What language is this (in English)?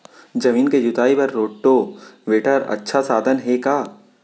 Chhattisgarhi